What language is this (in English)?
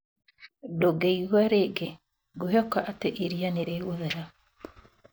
Kikuyu